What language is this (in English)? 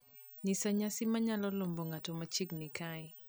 Luo (Kenya and Tanzania)